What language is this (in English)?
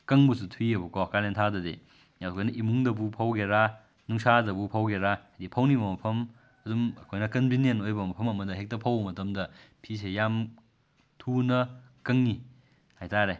Manipuri